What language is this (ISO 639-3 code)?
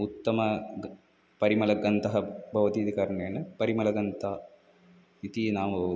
san